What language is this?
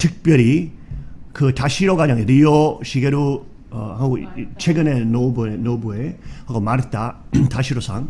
Korean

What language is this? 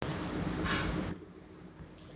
Maithili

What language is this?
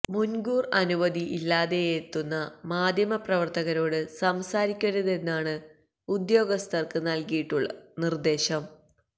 Malayalam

